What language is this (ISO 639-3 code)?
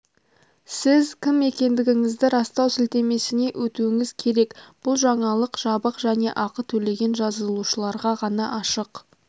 kaz